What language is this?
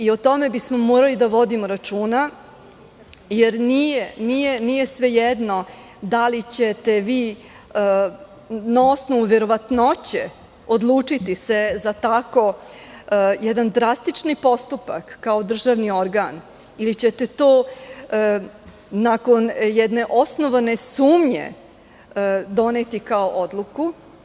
Serbian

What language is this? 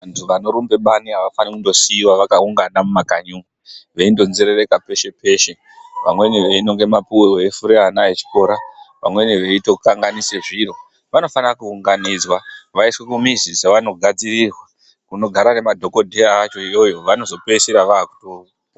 Ndau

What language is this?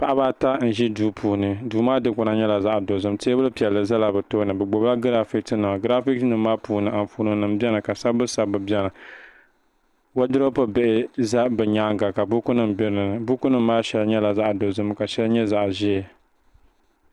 Dagbani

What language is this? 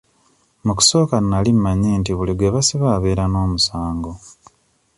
Ganda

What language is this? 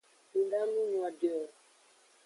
Aja (Benin)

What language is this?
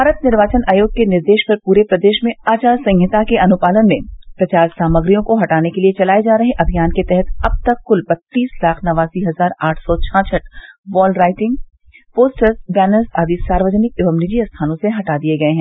Hindi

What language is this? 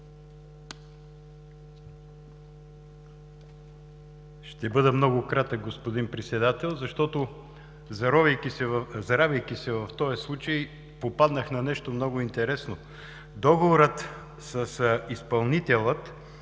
Bulgarian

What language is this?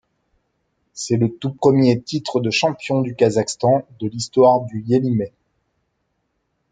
French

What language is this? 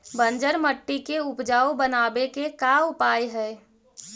Magahi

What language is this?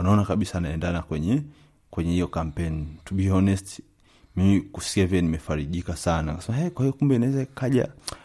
Swahili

